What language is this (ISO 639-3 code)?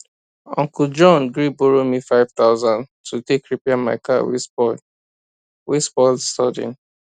pcm